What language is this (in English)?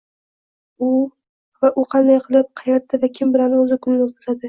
Uzbek